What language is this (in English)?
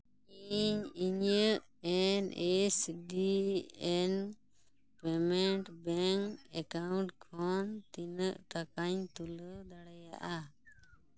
Santali